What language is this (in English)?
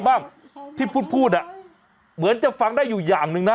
Thai